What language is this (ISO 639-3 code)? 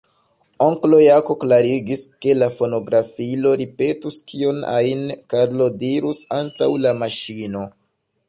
epo